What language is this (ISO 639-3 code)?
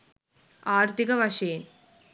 sin